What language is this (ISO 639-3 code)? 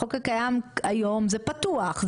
heb